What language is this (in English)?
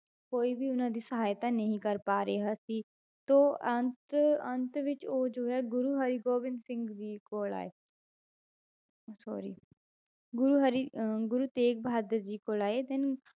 Punjabi